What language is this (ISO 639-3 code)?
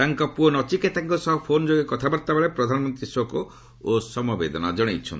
ori